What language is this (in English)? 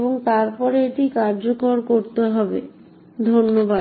Bangla